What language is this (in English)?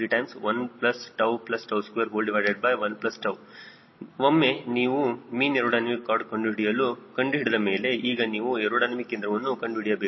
Kannada